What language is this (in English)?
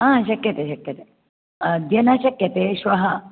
Sanskrit